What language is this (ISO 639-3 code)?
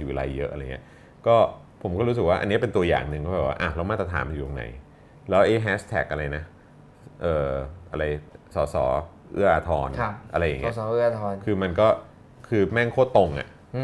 tha